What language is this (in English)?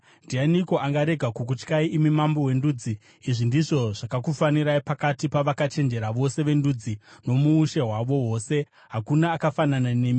Shona